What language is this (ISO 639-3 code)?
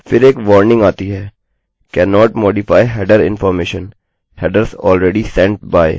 hin